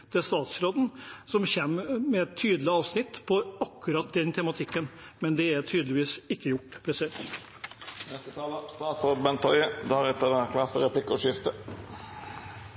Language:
Norwegian Bokmål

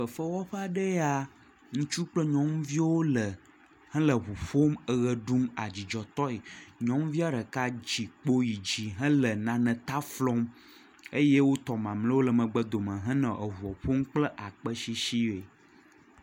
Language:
Ewe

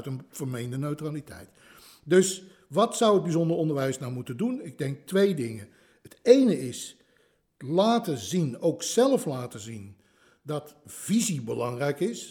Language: Dutch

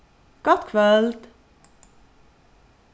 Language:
Faroese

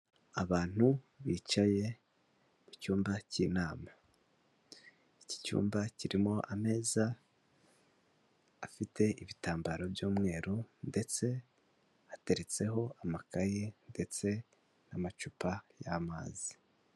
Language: Kinyarwanda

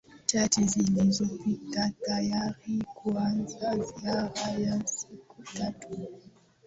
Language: Swahili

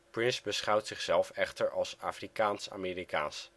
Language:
Dutch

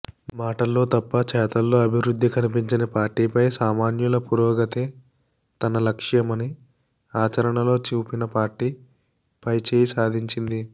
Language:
Telugu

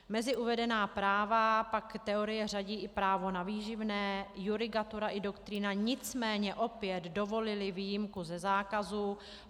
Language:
Czech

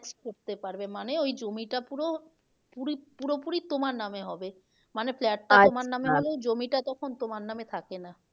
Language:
Bangla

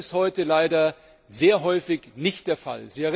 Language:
German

